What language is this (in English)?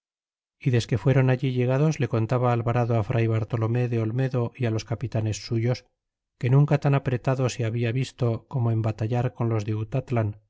Spanish